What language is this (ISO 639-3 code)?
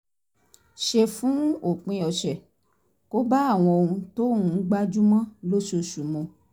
yor